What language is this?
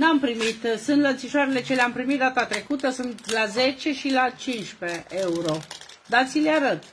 Romanian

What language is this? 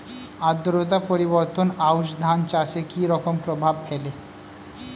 Bangla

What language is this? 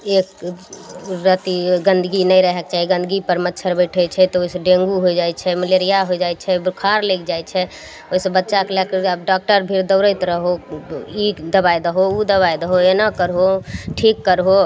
Maithili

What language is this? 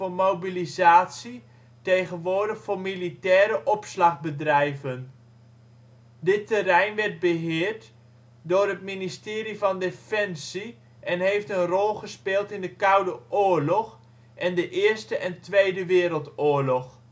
Dutch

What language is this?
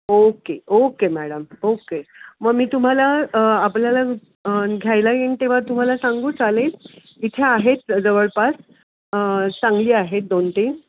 Marathi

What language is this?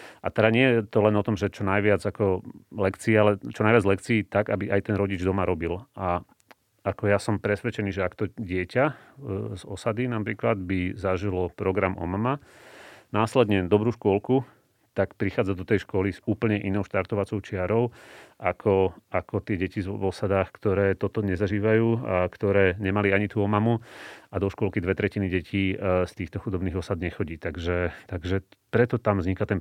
Slovak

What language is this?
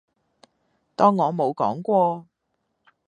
Cantonese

